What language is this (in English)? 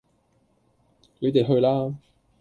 Cantonese